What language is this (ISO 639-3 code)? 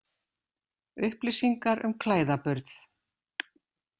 isl